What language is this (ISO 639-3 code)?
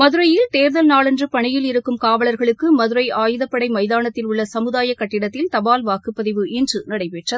tam